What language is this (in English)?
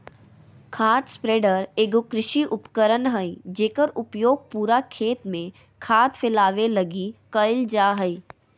Magahi